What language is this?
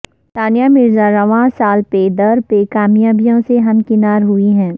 Urdu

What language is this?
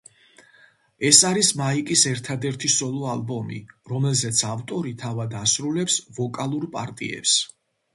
Georgian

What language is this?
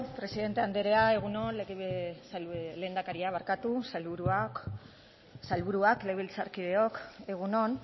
Basque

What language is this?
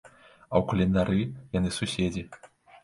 Belarusian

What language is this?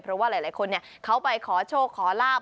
Thai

